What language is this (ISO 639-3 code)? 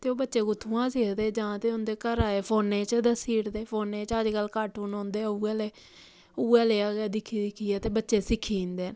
doi